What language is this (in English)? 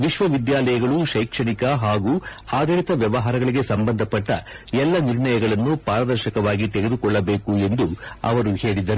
Kannada